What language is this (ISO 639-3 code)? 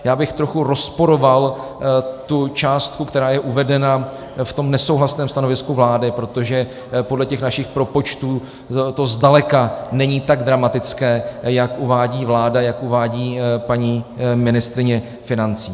ces